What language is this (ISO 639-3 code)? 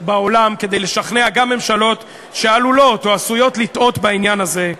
heb